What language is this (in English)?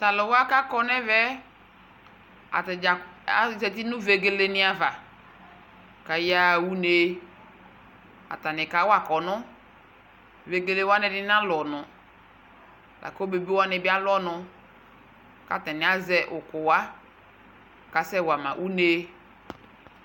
Ikposo